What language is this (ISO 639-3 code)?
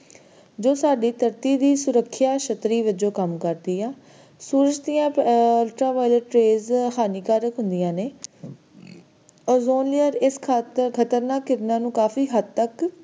pan